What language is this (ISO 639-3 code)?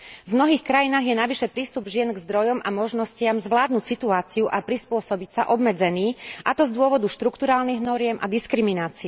slk